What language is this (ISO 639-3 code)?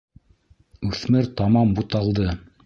bak